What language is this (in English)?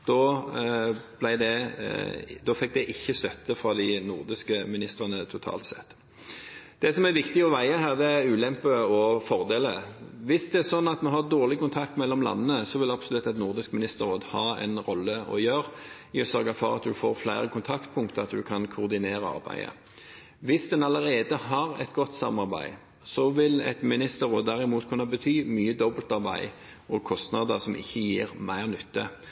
Norwegian Bokmål